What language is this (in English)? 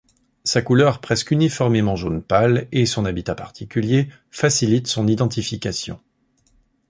French